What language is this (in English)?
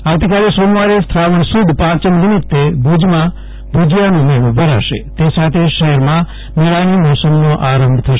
Gujarati